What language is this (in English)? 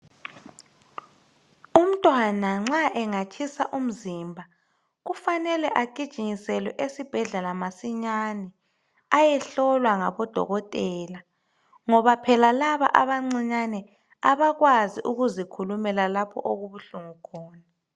North Ndebele